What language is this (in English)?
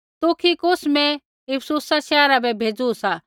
Kullu Pahari